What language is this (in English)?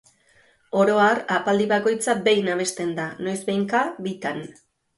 Basque